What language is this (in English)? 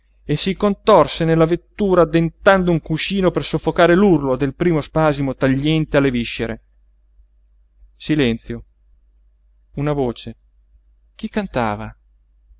Italian